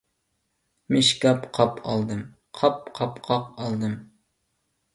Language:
Uyghur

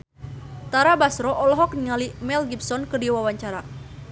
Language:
Sundanese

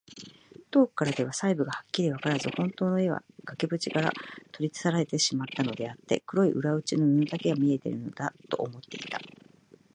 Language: Japanese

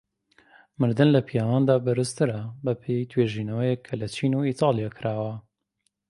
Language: Central Kurdish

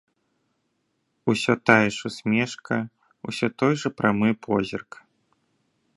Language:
Belarusian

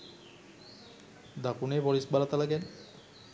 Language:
Sinhala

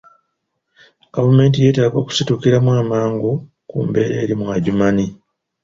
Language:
Ganda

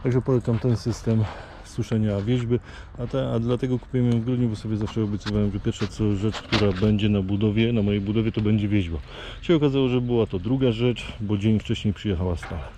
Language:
Polish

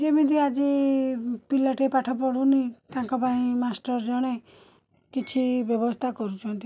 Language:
Odia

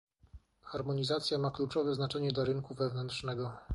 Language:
Polish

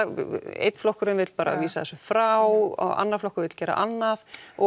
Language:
Icelandic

